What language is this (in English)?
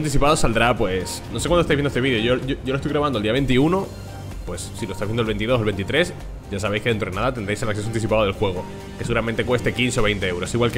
Spanish